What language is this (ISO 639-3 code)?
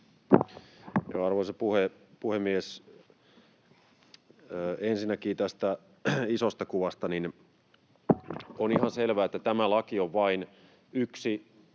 fin